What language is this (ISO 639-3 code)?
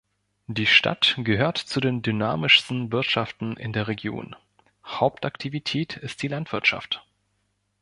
deu